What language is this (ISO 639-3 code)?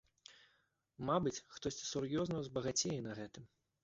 bel